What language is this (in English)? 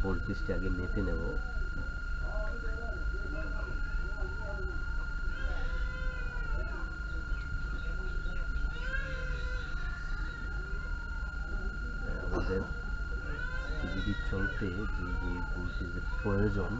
Indonesian